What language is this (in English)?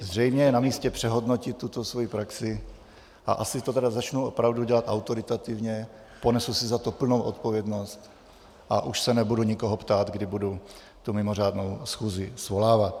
Czech